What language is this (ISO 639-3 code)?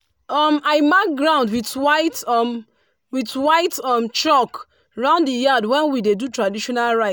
pcm